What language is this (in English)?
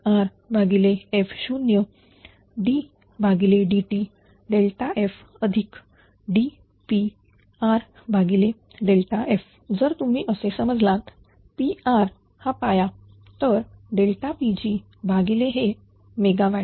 Marathi